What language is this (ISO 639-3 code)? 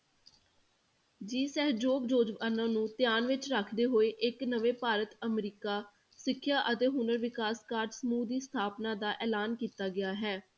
pan